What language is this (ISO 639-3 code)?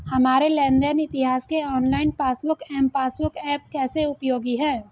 hin